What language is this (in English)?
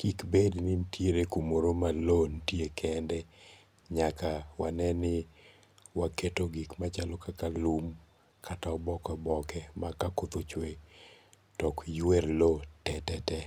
Luo (Kenya and Tanzania)